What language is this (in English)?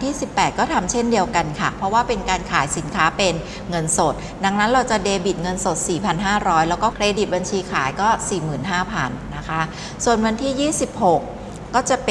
Thai